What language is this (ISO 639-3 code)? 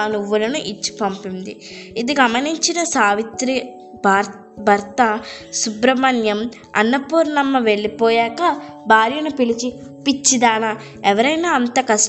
tel